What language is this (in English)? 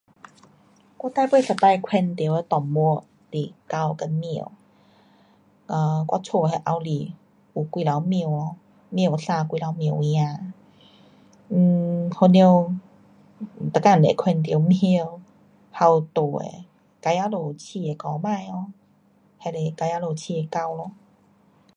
Pu-Xian Chinese